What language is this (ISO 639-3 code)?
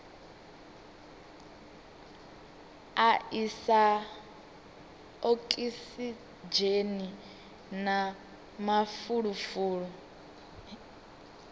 ven